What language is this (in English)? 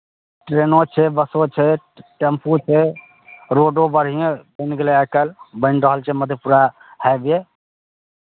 Maithili